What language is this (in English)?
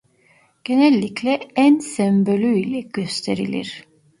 Turkish